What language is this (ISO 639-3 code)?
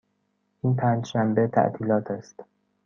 fas